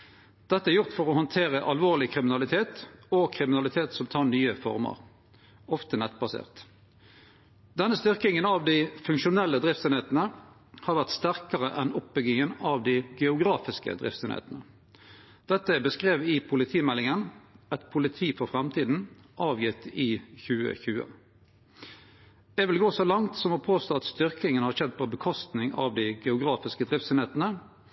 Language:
Norwegian Nynorsk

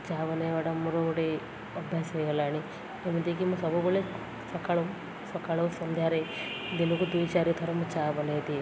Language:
Odia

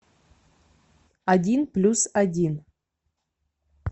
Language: Russian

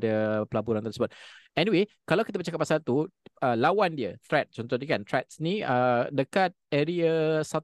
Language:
Malay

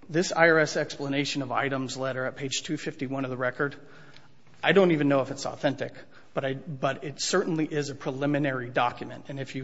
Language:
English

